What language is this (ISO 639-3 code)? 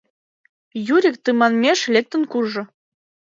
chm